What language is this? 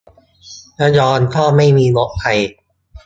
Thai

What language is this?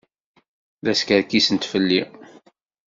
Kabyle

